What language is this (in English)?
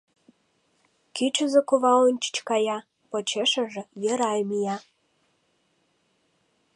Mari